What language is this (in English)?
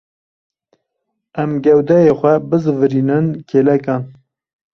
Kurdish